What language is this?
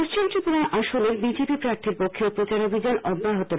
Bangla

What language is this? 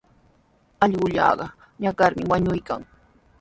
Sihuas Ancash Quechua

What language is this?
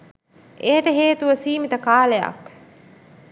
Sinhala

